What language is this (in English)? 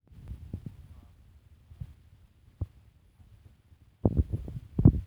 Kikuyu